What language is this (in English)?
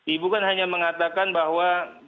Indonesian